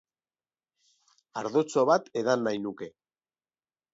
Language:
Basque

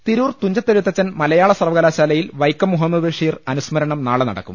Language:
Malayalam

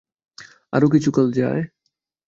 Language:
Bangla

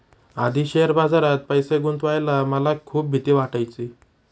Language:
Marathi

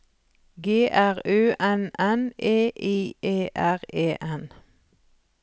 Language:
Norwegian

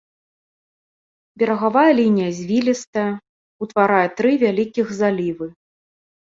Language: Belarusian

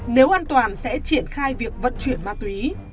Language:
Vietnamese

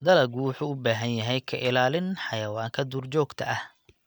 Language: Somali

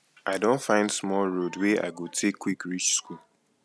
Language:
Nigerian Pidgin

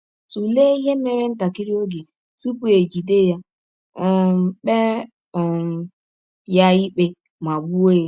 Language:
Igbo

